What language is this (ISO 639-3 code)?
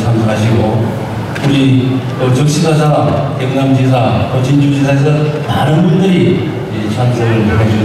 kor